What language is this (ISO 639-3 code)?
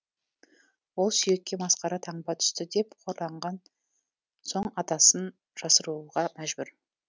kaz